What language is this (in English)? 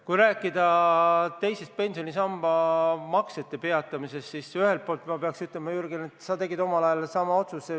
Estonian